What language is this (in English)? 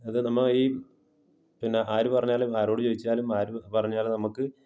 Malayalam